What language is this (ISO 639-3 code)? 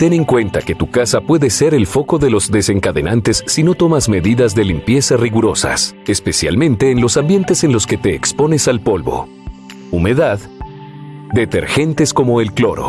spa